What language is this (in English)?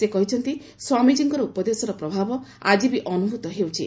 Odia